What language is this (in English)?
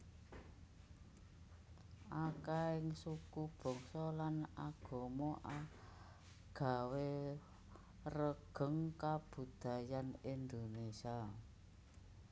Javanese